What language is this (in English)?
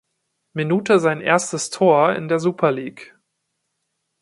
German